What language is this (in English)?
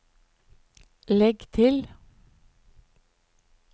Norwegian